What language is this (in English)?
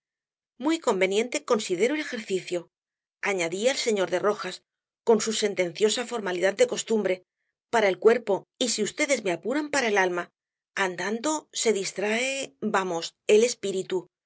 Spanish